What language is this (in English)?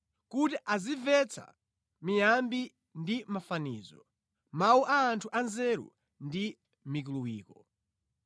Nyanja